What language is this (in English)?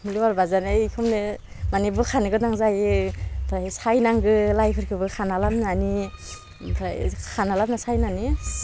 Bodo